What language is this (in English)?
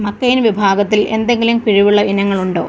Malayalam